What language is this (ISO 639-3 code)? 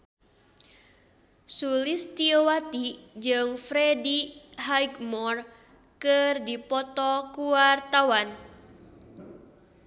sun